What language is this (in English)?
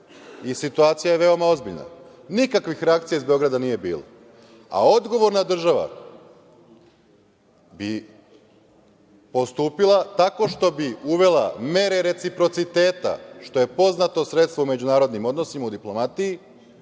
Serbian